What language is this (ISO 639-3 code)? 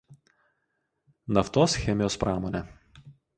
lit